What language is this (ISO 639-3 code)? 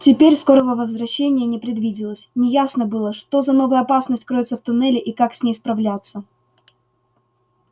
rus